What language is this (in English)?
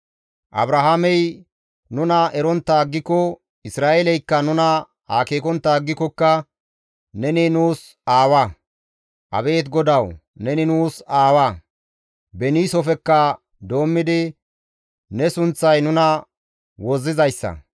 Gamo